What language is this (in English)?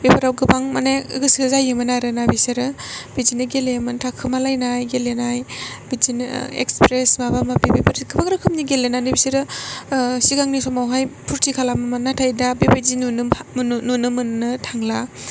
Bodo